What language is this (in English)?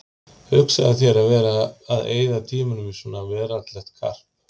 Icelandic